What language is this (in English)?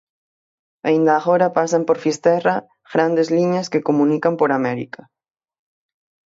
Galician